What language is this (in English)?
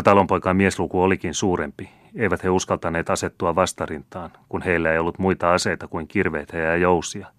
Finnish